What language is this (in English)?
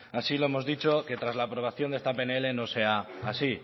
Spanish